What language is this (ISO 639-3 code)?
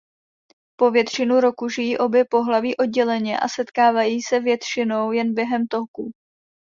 ces